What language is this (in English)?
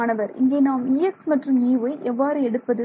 Tamil